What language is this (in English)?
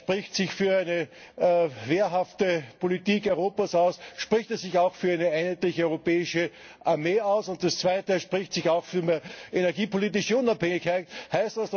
German